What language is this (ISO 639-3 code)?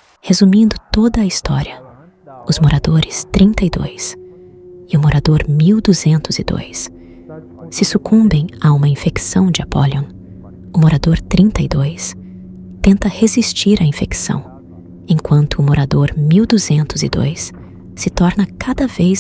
por